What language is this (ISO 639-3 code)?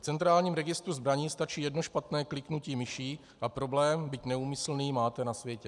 ces